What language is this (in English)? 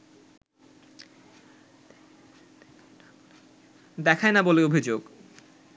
Bangla